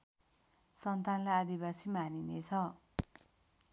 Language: Nepali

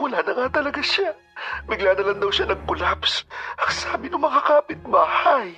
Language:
Filipino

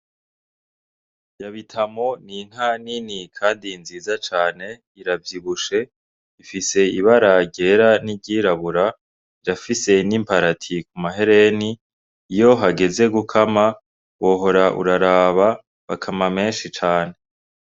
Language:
Rundi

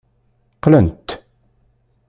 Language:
Kabyle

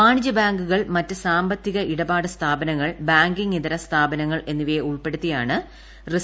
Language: Malayalam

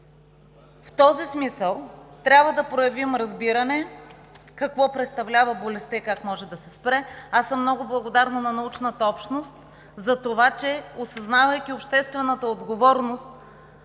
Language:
Bulgarian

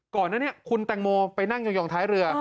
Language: Thai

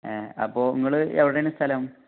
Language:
Malayalam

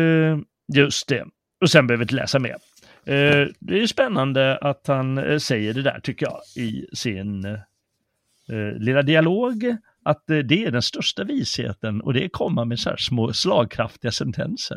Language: Swedish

